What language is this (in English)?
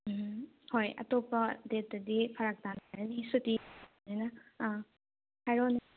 Manipuri